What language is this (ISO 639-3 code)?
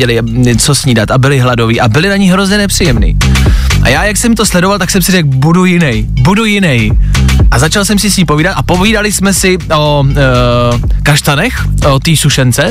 ces